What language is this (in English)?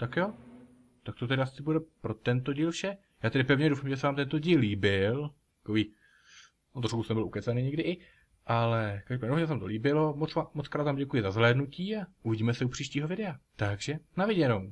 Czech